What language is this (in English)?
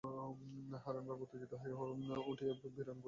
Bangla